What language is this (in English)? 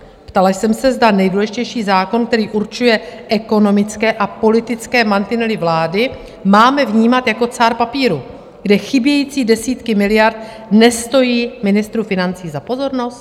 Czech